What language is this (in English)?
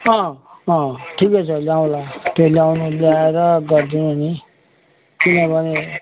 Nepali